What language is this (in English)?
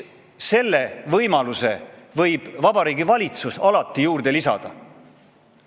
Estonian